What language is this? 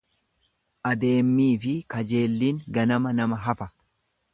Oromo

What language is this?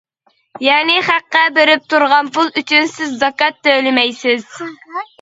Uyghur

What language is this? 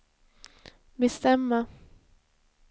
Swedish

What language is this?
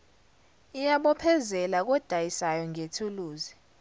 Zulu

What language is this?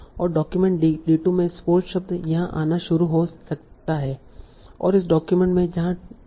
Hindi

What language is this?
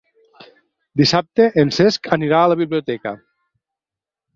Catalan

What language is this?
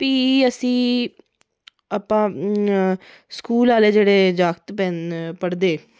Dogri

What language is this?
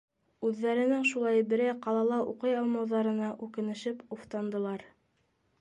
Bashkir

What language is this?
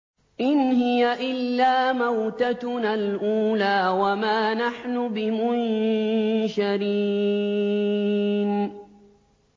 Arabic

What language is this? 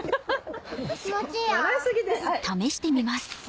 Japanese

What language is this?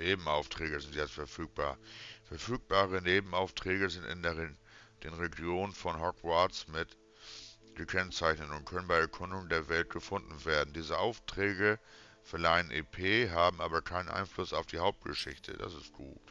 German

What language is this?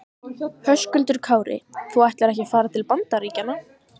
Icelandic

